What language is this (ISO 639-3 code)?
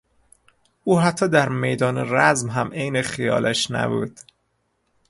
fas